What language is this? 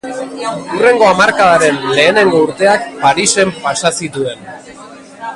Basque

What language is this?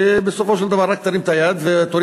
Hebrew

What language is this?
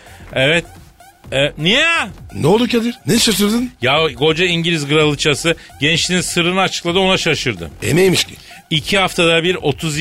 Turkish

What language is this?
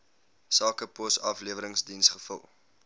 Afrikaans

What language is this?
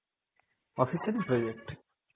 Bangla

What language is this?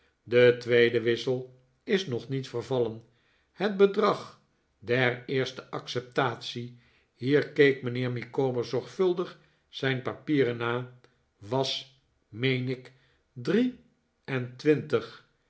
Dutch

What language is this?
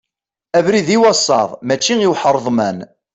Kabyle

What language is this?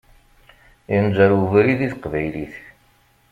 Kabyle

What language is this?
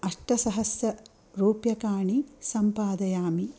Sanskrit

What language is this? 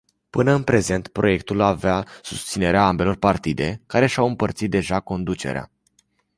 Romanian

